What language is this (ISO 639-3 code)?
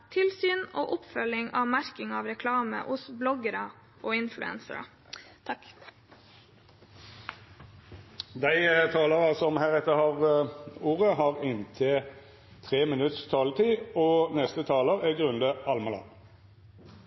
nor